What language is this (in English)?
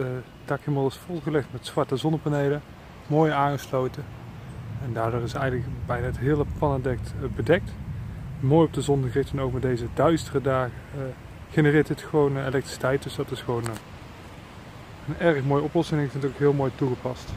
Dutch